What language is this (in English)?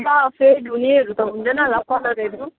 Nepali